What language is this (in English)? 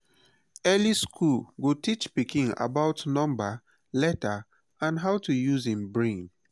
Nigerian Pidgin